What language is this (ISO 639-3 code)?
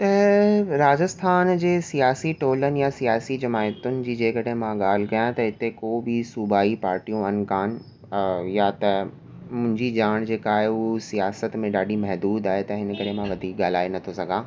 snd